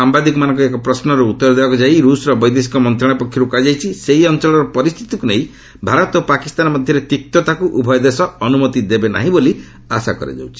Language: Odia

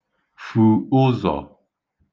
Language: Igbo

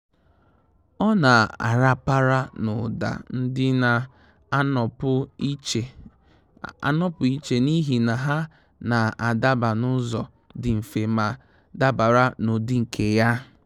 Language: Igbo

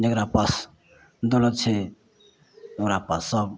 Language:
Maithili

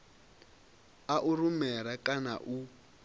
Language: Venda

